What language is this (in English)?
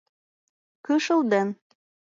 Mari